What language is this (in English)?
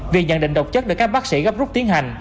Vietnamese